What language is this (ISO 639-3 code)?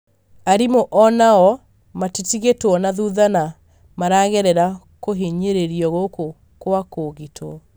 kik